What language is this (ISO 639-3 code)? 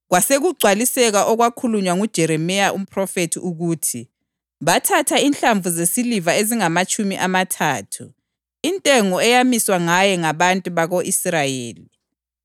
nde